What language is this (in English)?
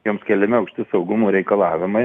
Lithuanian